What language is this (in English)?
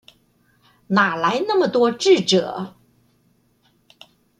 Chinese